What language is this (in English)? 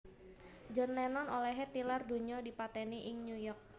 Javanese